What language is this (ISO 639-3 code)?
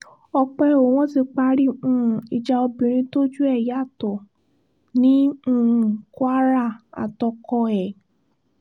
yor